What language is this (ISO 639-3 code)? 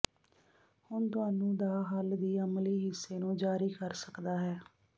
pan